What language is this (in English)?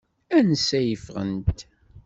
Kabyle